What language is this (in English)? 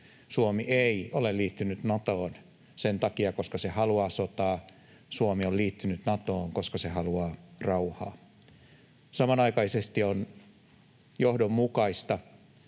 Finnish